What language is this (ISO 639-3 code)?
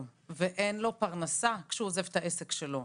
heb